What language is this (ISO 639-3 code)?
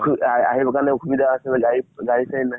asm